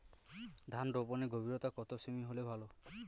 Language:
Bangla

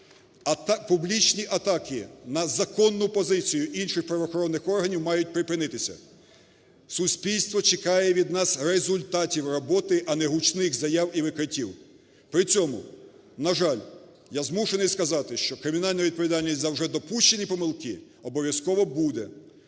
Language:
Ukrainian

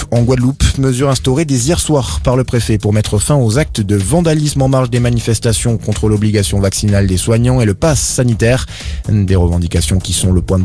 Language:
French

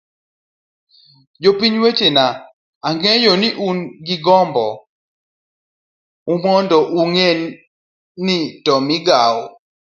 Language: Luo (Kenya and Tanzania)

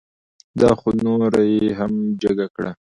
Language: Pashto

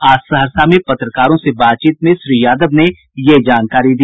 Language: Hindi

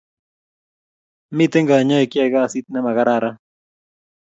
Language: Kalenjin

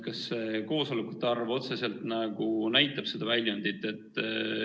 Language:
Estonian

